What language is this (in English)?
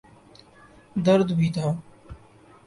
Urdu